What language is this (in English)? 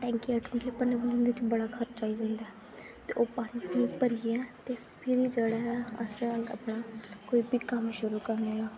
Dogri